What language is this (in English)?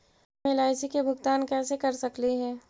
Magahi